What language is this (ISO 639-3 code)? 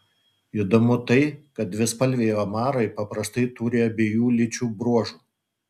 lit